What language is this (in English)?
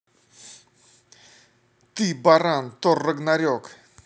Russian